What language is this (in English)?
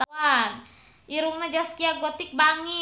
Sundanese